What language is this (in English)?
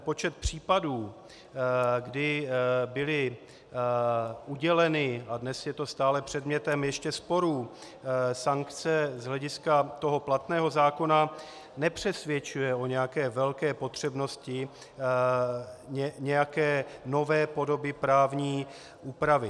Czech